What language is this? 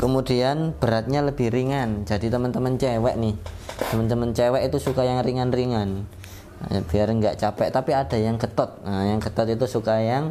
Indonesian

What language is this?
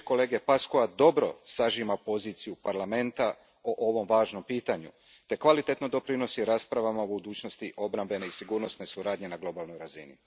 Croatian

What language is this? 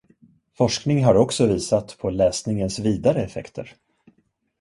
Swedish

